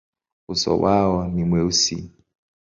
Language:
Swahili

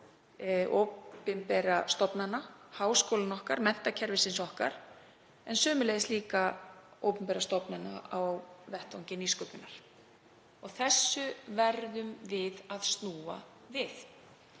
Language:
Icelandic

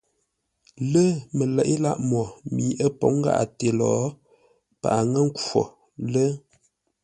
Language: Ngombale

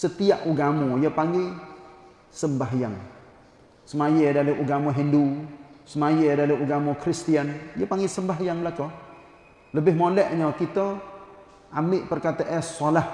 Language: Malay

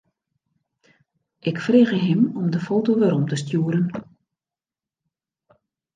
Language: Western Frisian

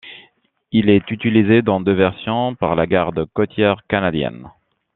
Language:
French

